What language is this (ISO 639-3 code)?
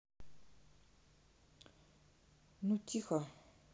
rus